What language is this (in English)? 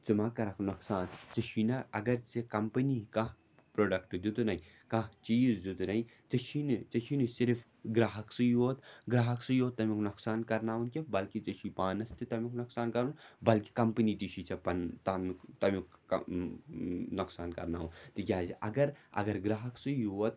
Kashmiri